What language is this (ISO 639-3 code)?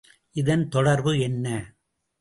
tam